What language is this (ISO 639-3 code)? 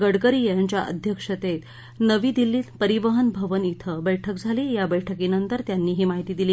mar